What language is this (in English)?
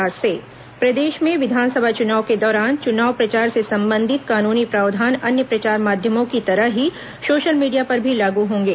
Hindi